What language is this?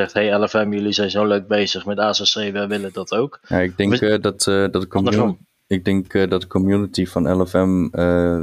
Dutch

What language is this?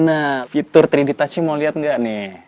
Indonesian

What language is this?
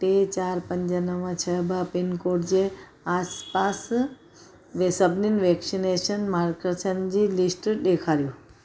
Sindhi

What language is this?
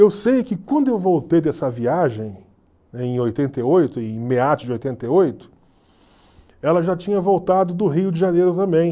Portuguese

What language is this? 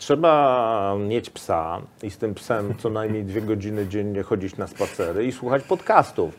Polish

